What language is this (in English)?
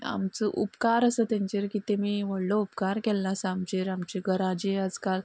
Konkani